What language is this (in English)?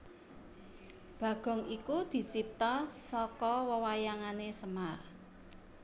Javanese